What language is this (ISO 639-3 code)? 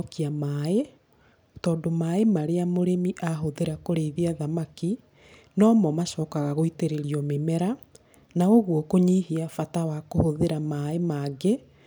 kik